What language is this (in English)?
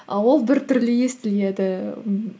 Kazakh